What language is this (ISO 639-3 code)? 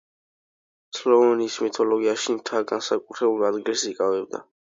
kat